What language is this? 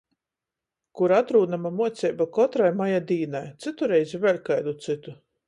Latgalian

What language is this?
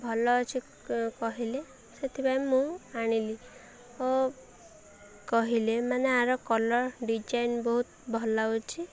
Odia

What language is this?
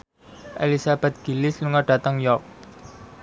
Javanese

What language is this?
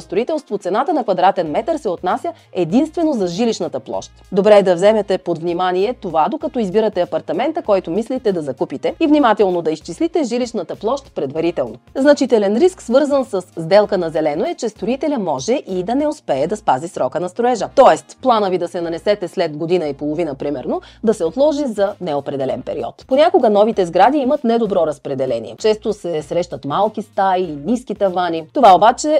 Bulgarian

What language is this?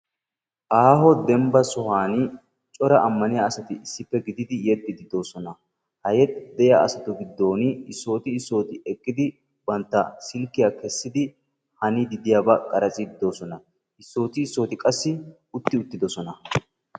Wolaytta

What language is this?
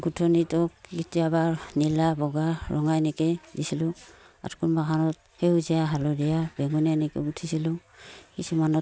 Assamese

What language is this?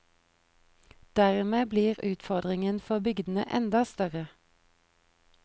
Norwegian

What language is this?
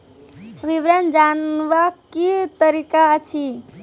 Maithili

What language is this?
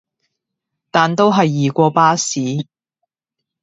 Cantonese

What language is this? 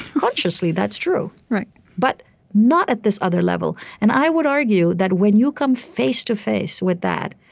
English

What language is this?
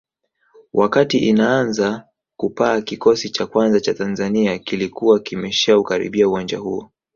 Swahili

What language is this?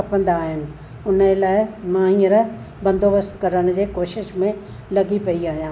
Sindhi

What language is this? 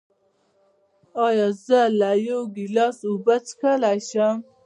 Pashto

